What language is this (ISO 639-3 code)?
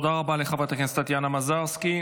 heb